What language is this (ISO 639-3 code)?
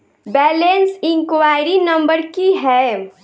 mai